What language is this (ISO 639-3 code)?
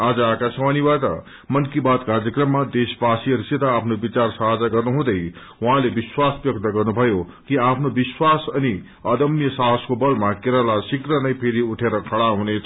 nep